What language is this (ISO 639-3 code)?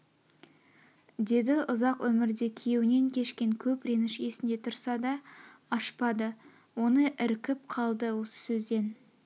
kaz